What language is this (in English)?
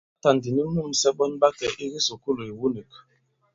Bankon